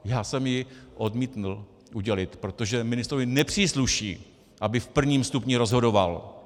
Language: Czech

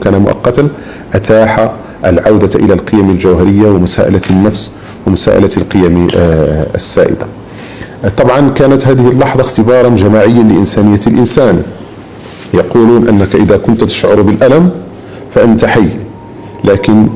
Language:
Arabic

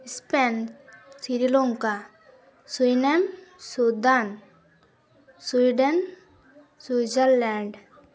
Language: Santali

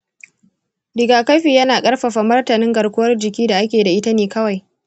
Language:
Hausa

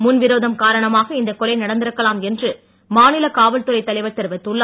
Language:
Tamil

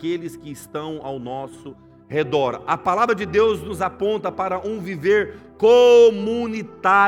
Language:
Portuguese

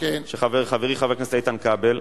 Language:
Hebrew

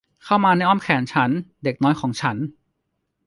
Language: Thai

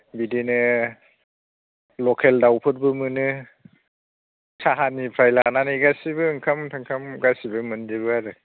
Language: Bodo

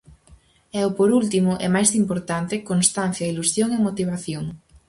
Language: Galician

